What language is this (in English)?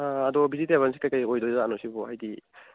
Manipuri